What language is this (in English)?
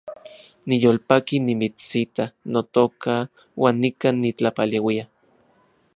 Central Puebla Nahuatl